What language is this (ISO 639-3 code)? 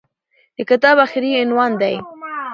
pus